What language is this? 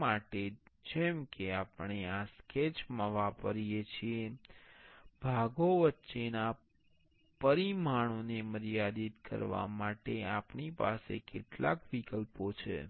Gujarati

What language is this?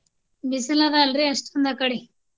Kannada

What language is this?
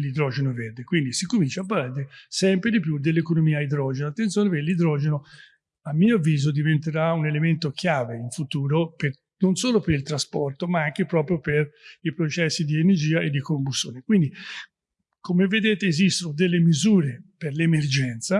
Italian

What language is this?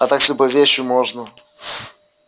Russian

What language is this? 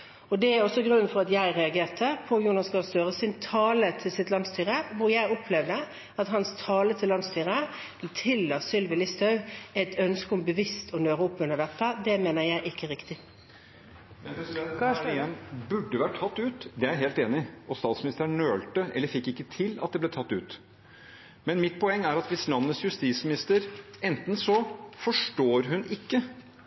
Norwegian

